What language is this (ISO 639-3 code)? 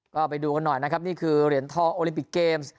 tha